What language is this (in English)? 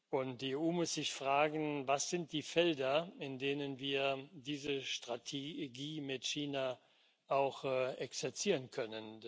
German